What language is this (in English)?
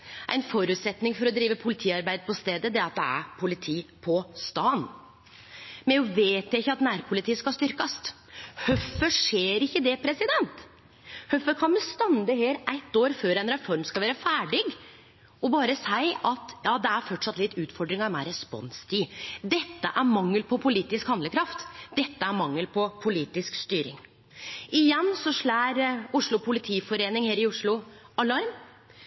Norwegian Nynorsk